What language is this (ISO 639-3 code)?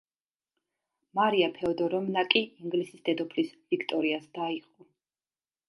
kat